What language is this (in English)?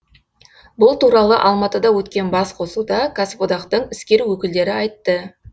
Kazakh